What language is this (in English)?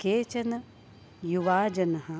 Sanskrit